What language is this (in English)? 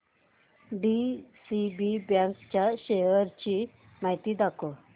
Marathi